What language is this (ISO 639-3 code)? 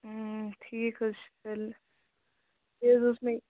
kas